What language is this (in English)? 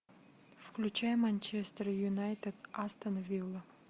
Russian